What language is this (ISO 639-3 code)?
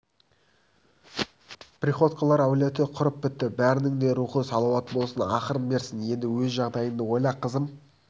kaz